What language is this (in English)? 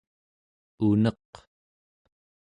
Central Yupik